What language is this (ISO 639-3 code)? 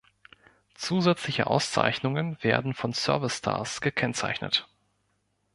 deu